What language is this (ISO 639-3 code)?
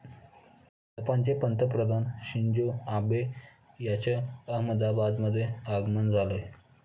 mar